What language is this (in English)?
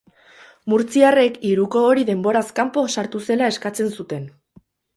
Basque